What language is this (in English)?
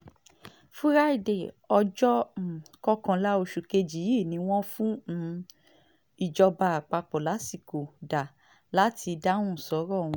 Yoruba